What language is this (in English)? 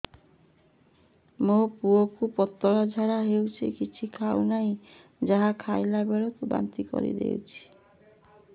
Odia